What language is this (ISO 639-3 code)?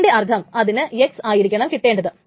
mal